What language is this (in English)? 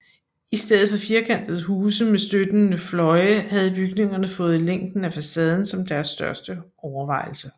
Danish